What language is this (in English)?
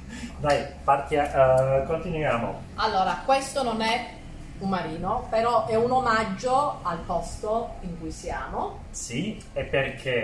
Italian